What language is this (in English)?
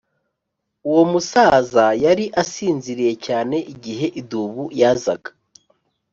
Kinyarwanda